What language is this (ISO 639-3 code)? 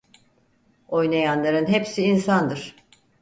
tur